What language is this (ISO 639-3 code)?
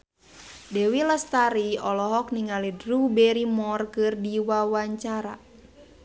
sun